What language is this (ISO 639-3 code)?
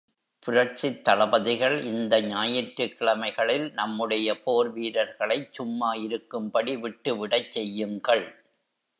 tam